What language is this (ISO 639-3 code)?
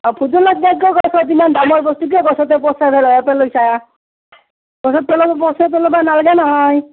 asm